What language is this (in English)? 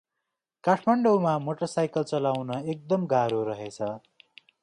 Nepali